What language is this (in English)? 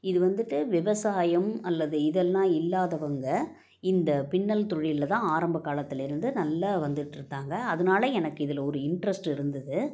Tamil